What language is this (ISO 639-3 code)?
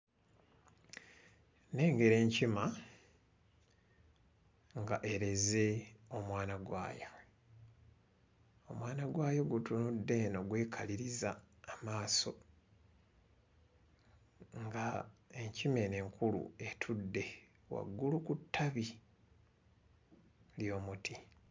lug